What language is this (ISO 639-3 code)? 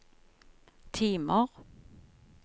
nor